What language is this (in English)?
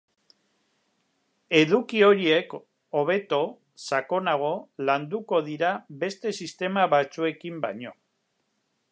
Basque